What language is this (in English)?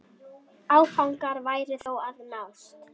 Icelandic